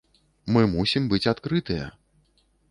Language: Belarusian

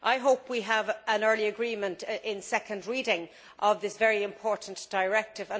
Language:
English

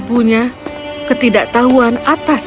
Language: Indonesian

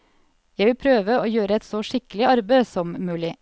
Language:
Norwegian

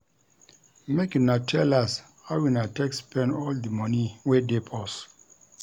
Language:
Nigerian Pidgin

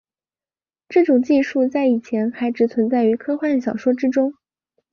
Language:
Chinese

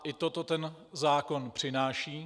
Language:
Czech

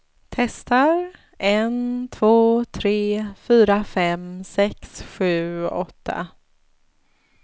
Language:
Swedish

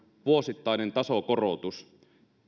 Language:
Finnish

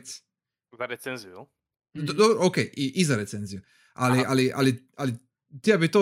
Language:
Croatian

